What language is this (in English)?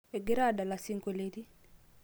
Masai